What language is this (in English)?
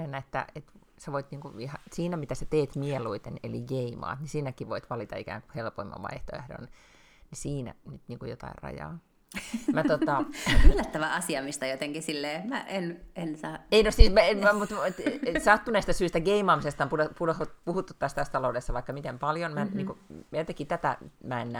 Finnish